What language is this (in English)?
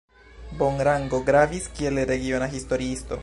Esperanto